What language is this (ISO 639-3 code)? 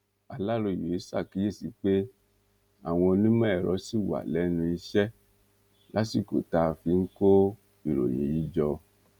yor